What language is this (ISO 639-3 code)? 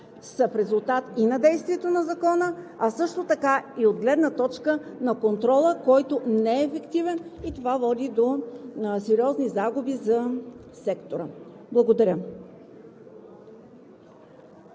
bul